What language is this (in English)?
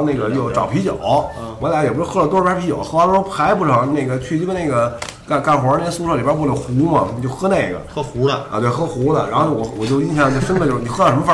Chinese